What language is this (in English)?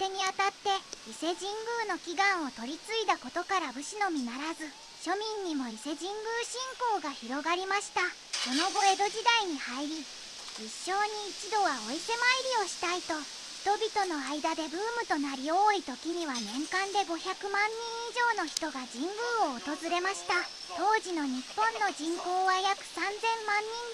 Japanese